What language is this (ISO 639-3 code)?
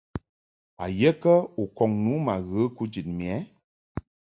mhk